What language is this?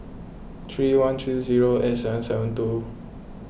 English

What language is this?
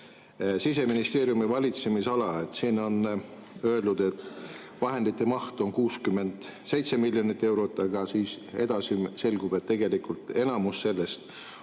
Estonian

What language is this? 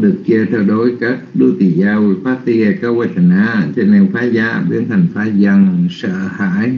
Vietnamese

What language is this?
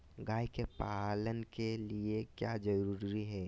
Magahi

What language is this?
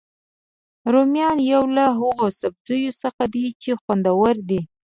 Pashto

